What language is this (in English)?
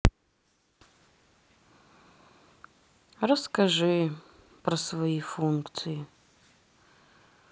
Russian